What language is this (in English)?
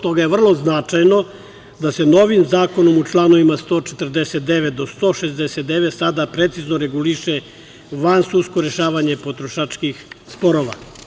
Serbian